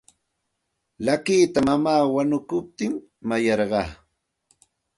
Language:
Santa Ana de Tusi Pasco Quechua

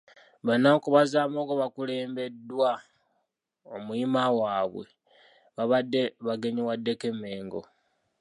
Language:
Ganda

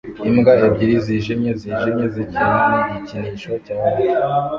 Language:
Kinyarwanda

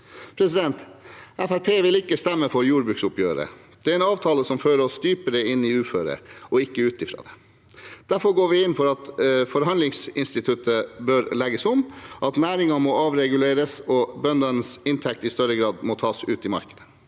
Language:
Norwegian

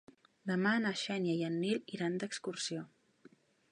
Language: Catalan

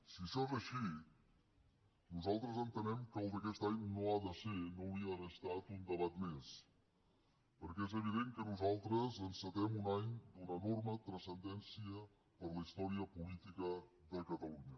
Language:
Catalan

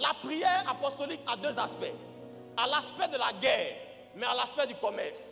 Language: French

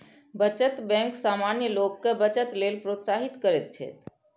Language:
Maithili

